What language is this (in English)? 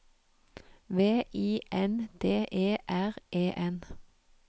Norwegian